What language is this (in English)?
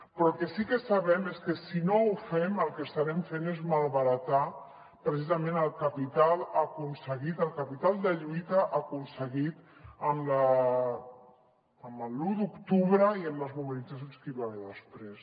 Catalan